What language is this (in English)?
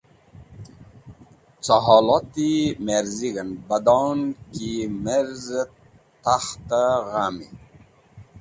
Wakhi